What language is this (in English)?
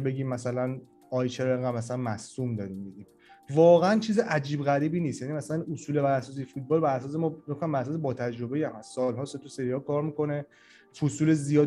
Persian